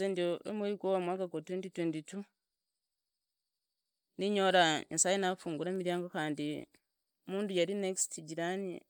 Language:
Idakho-Isukha-Tiriki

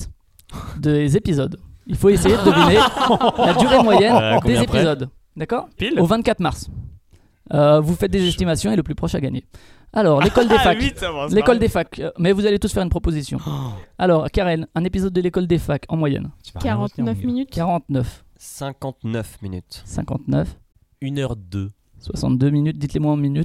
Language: French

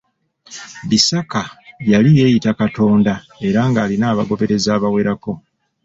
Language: Ganda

